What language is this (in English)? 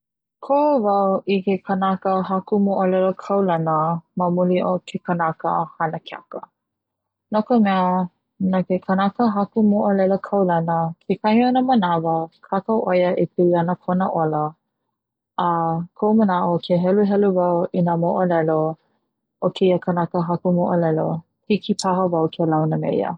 Hawaiian